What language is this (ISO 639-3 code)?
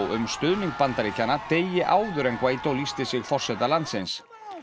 isl